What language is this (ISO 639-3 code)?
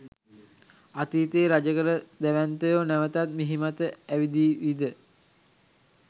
sin